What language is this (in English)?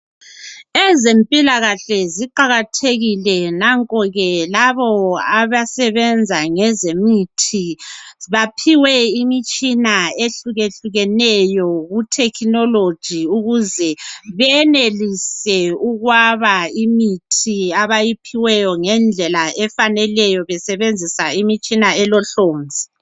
North Ndebele